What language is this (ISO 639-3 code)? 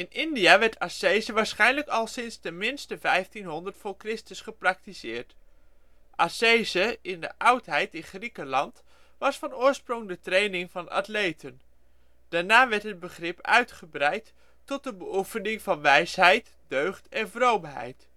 nld